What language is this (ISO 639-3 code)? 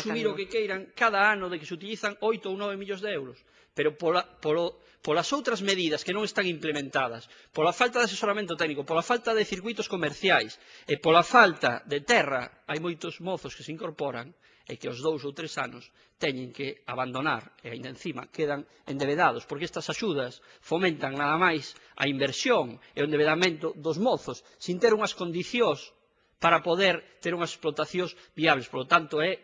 spa